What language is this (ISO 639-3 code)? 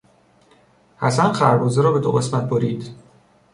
fas